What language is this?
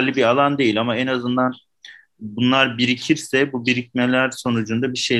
Turkish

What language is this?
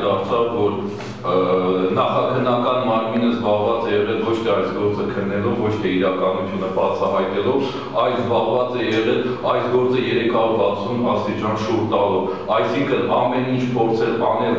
Romanian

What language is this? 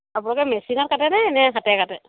Assamese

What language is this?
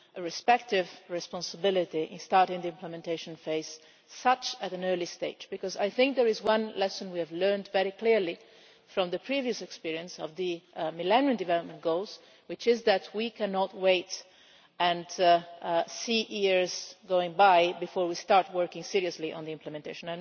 English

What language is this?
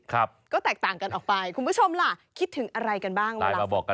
Thai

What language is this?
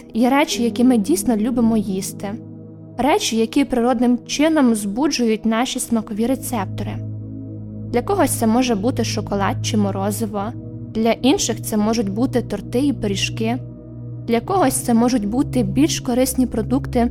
Ukrainian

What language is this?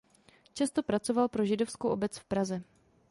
Czech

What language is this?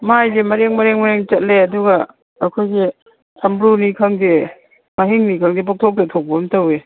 Manipuri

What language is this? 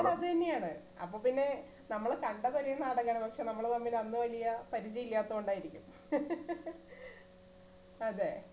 Malayalam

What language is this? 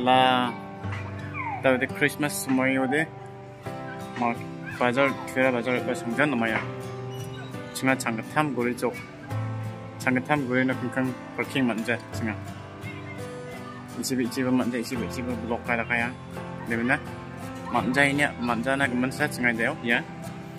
Indonesian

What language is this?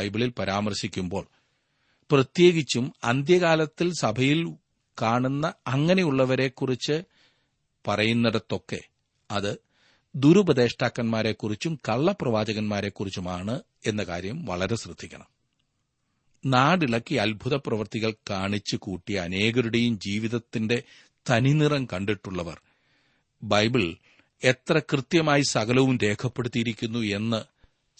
Malayalam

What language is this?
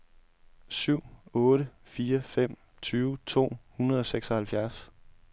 Danish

